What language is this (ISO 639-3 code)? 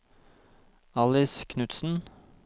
nor